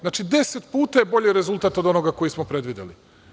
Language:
Serbian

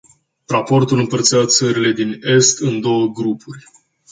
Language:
Romanian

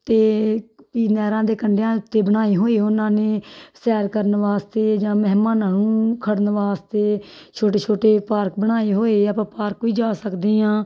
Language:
Punjabi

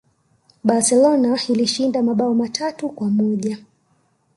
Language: Swahili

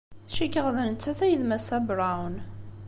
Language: Kabyle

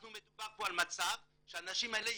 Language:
Hebrew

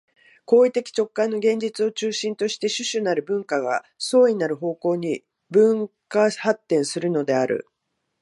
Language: Japanese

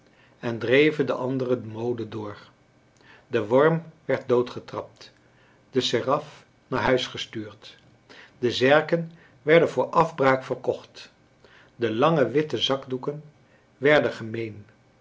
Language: Dutch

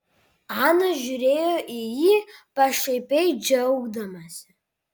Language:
Lithuanian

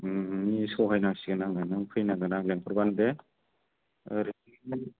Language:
Bodo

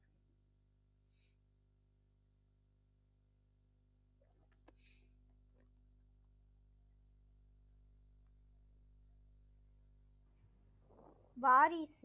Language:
Tamil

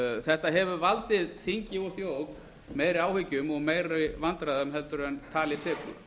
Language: Icelandic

